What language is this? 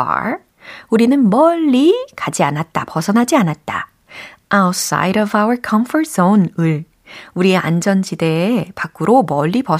Korean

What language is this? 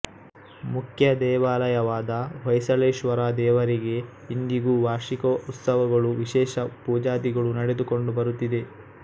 Kannada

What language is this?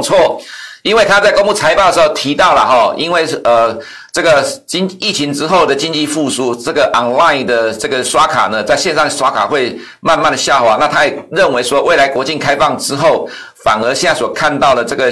Chinese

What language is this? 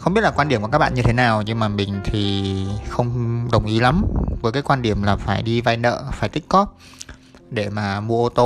Vietnamese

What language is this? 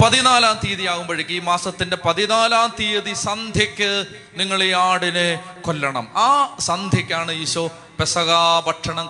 Malayalam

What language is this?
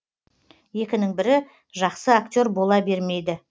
Kazakh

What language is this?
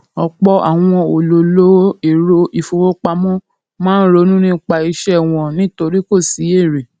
Yoruba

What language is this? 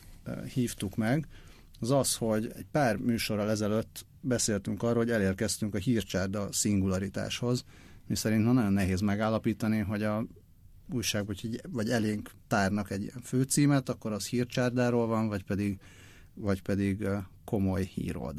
Hungarian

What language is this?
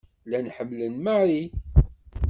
Kabyle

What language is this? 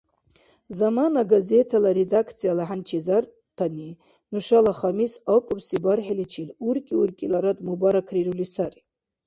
Dargwa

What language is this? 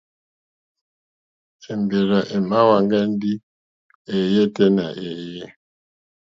Mokpwe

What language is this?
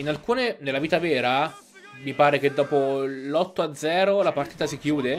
Italian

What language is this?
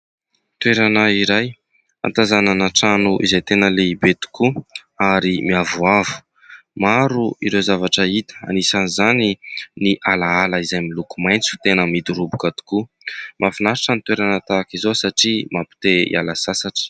Malagasy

